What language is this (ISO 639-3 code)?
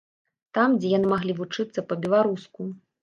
bel